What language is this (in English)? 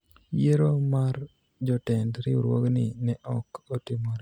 Luo (Kenya and Tanzania)